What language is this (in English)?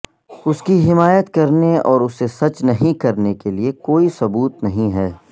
Urdu